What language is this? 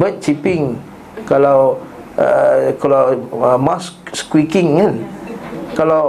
Malay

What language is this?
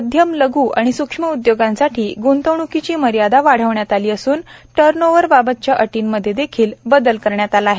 Marathi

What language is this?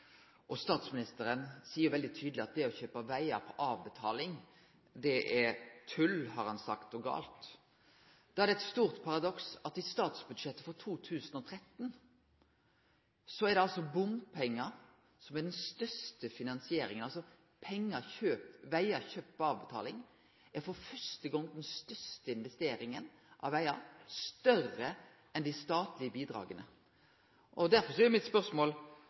Norwegian Nynorsk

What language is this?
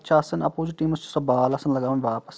Kashmiri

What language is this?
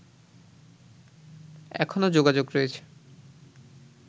Bangla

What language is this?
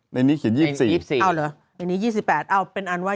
Thai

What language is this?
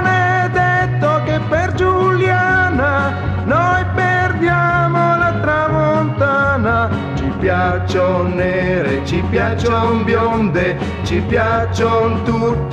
Italian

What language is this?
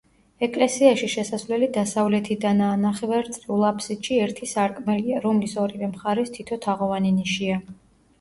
Georgian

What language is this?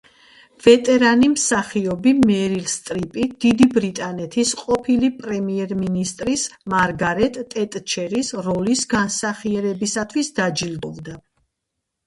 Georgian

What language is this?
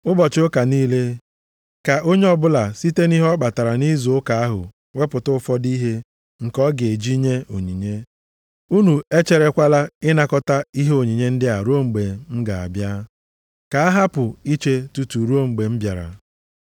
Igbo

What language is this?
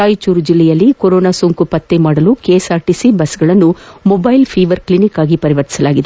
Kannada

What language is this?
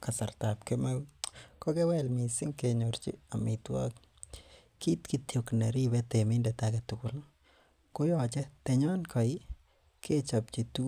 Kalenjin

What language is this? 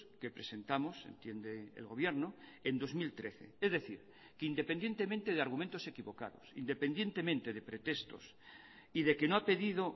Spanish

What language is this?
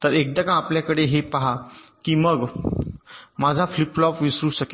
Marathi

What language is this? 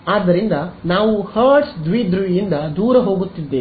Kannada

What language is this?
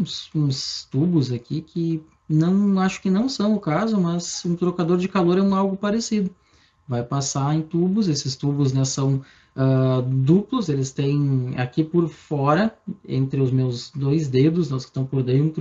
Portuguese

